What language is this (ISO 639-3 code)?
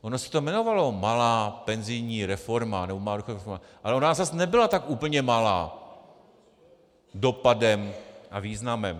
ces